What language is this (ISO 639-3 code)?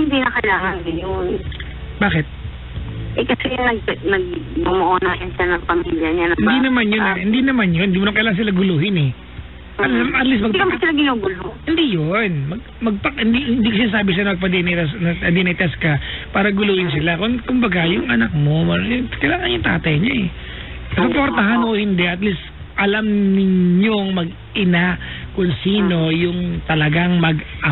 fil